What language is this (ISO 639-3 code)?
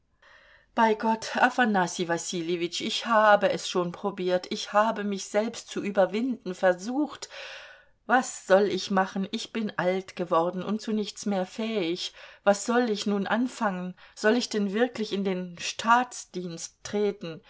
deu